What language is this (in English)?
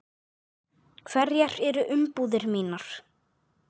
Icelandic